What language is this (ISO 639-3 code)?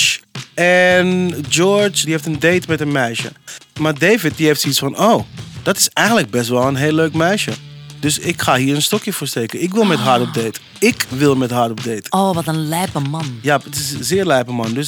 nld